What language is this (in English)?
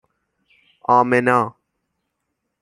Persian